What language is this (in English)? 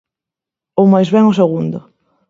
Galician